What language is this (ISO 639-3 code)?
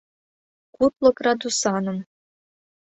chm